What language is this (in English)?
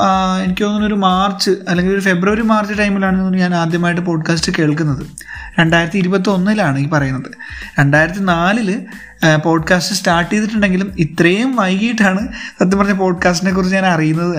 Malayalam